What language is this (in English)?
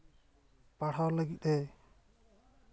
Santali